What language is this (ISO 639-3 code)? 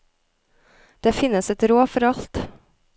nor